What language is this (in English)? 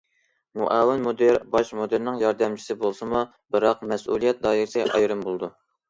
Uyghur